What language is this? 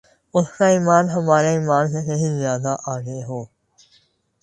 Urdu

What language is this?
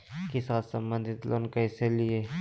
Magahi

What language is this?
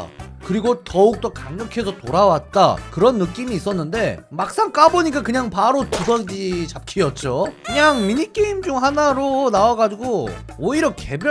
Korean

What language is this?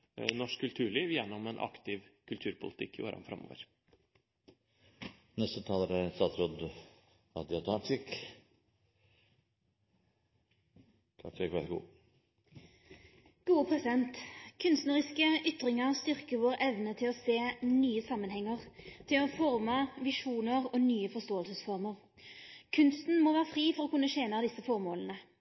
Norwegian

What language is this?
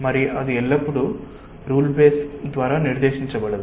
Telugu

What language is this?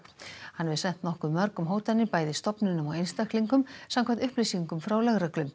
Icelandic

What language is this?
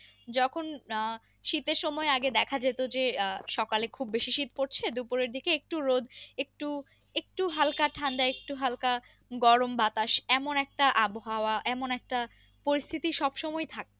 Bangla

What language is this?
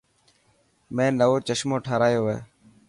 Dhatki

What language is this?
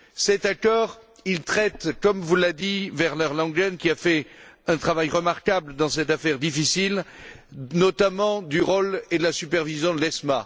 French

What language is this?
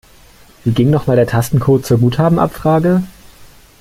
German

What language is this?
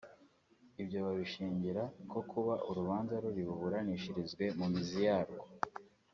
Kinyarwanda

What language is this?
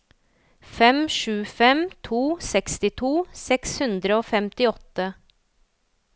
Norwegian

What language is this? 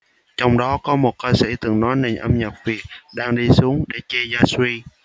Vietnamese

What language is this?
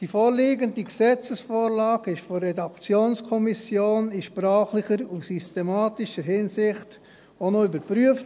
Swiss German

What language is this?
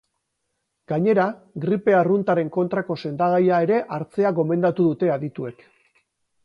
Basque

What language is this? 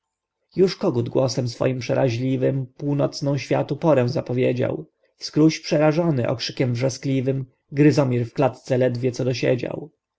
Polish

